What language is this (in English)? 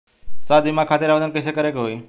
Bhojpuri